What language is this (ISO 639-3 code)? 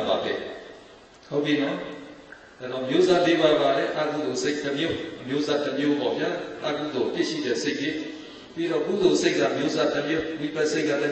ron